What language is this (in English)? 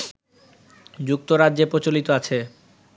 Bangla